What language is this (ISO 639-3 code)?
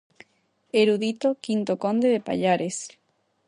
glg